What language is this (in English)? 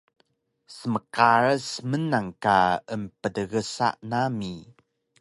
Taroko